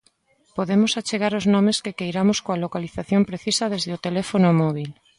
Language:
Galician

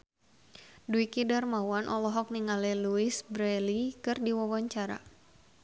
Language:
Sundanese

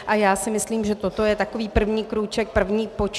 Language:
Czech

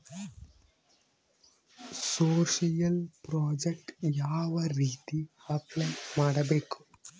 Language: Kannada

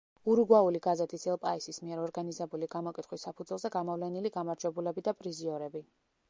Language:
Georgian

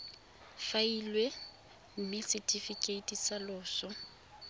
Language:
Tswana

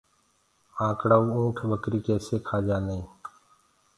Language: Gurgula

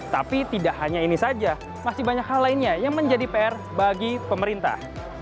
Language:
Indonesian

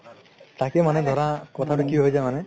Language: Assamese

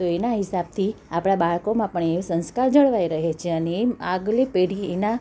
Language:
Gujarati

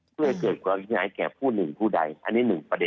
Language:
Thai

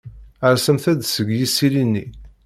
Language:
Kabyle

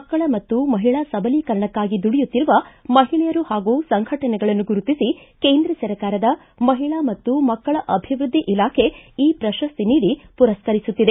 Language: Kannada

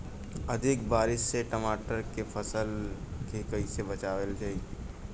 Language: Bhojpuri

